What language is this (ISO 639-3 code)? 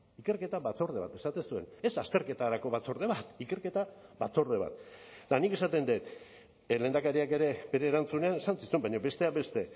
eus